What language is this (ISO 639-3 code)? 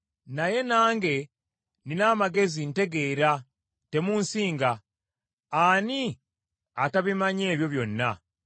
lug